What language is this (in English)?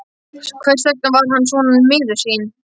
Icelandic